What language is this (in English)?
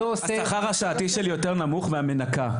Hebrew